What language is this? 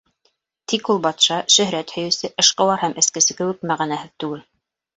Bashkir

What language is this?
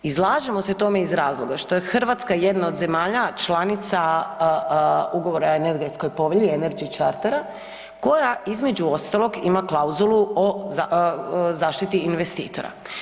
Croatian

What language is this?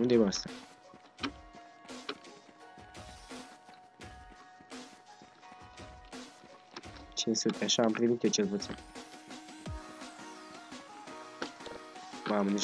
Romanian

